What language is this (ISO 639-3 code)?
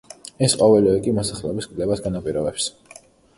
kat